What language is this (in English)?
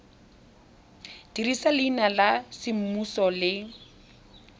Tswana